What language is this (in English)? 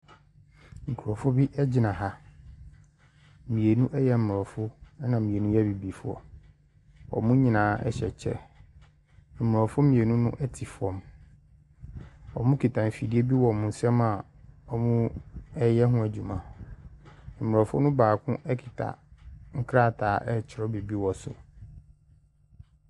Akan